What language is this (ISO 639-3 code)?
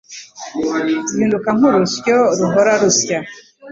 kin